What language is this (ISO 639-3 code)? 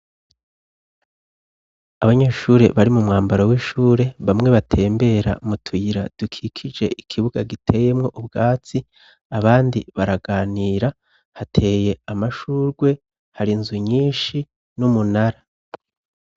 run